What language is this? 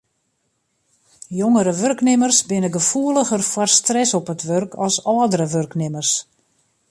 Western Frisian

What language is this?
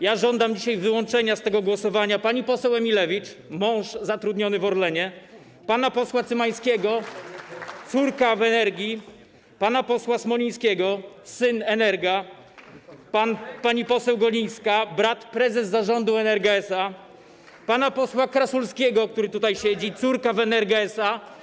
Polish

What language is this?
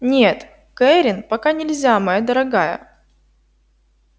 Russian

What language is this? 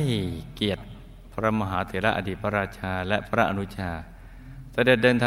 Thai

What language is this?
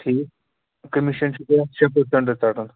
Kashmiri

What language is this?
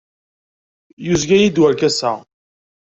Kabyle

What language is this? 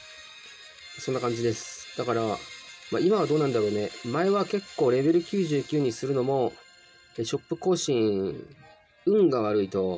Japanese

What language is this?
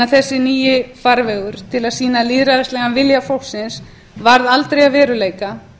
Icelandic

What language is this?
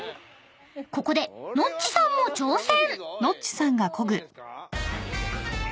Japanese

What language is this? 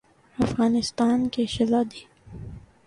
Urdu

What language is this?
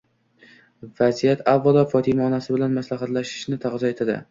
Uzbek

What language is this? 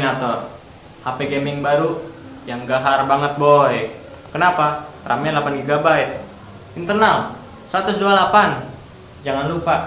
Indonesian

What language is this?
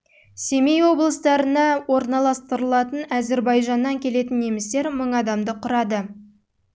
Kazakh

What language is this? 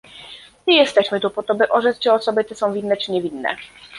Polish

